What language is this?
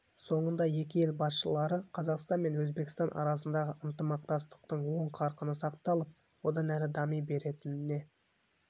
Kazakh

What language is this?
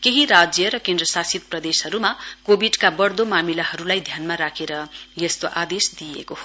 Nepali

